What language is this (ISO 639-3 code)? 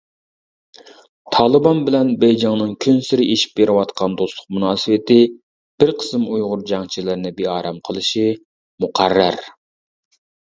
uig